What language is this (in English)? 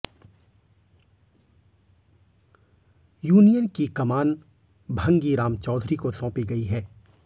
Hindi